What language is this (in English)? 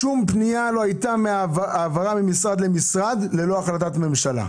Hebrew